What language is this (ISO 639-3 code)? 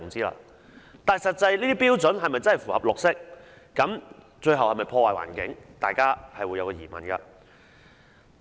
yue